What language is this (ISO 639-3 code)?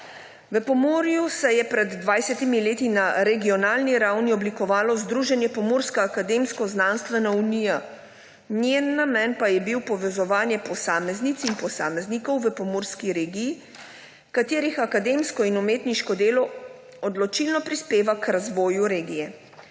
slv